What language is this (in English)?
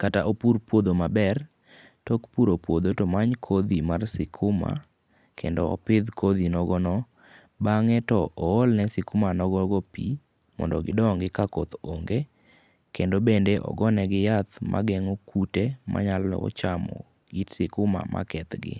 Luo (Kenya and Tanzania)